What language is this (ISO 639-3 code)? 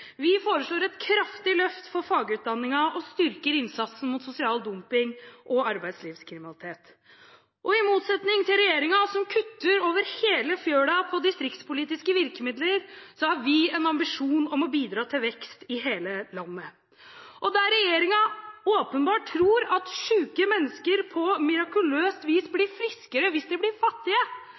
nob